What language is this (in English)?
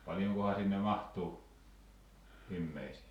Finnish